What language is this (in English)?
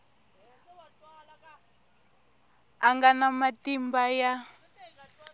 Tsonga